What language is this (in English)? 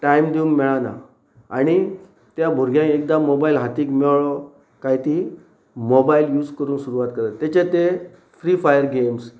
Konkani